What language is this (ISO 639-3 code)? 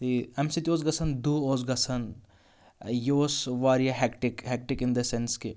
kas